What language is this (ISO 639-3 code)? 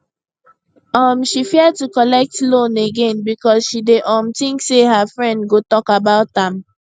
pcm